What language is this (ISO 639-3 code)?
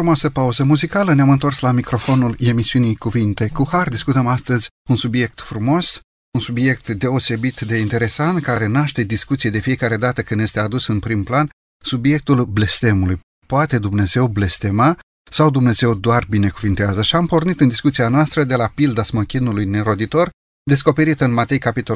ron